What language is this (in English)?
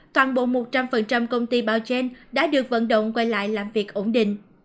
Vietnamese